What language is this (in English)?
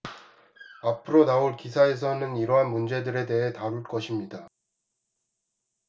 Korean